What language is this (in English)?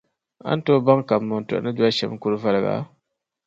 Dagbani